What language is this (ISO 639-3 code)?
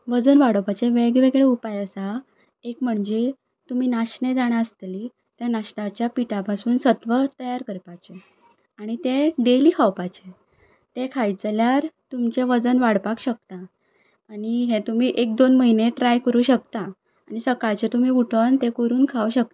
kok